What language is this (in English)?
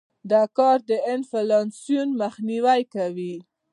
Pashto